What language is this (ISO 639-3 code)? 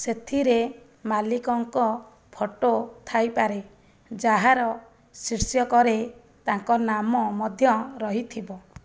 ori